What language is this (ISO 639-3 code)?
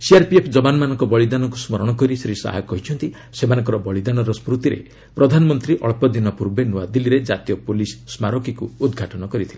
ori